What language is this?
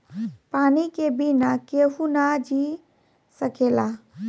Bhojpuri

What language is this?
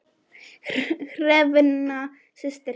Icelandic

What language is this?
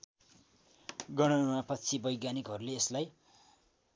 Nepali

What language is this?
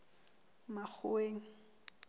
Southern Sotho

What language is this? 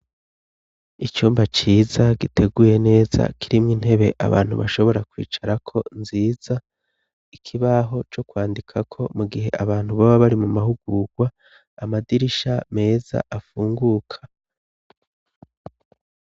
Rundi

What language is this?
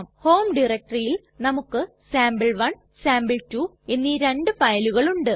Malayalam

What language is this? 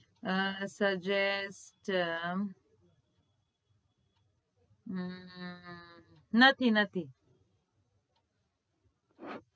Gujarati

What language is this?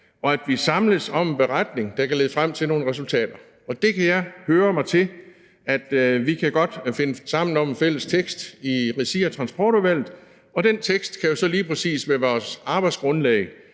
Danish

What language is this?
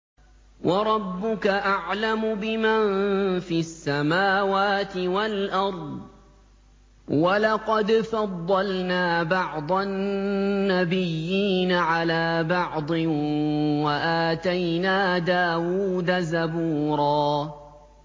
Arabic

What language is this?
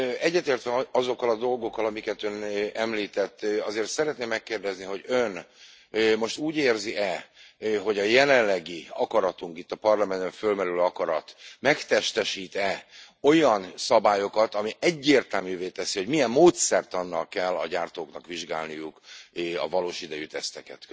Hungarian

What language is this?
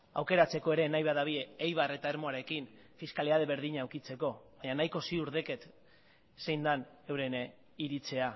Basque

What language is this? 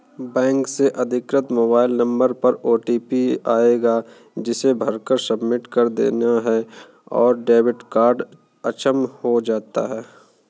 Hindi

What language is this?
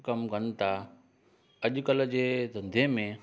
Sindhi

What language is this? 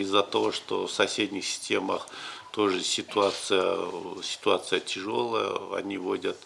Russian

